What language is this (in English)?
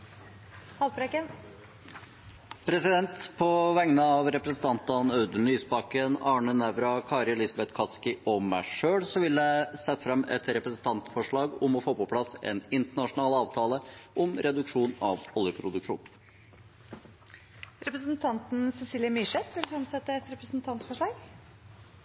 Norwegian